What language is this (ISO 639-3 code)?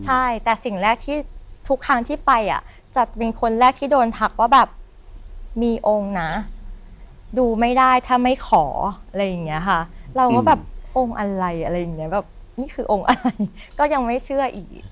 tha